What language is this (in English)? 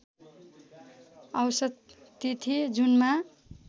Nepali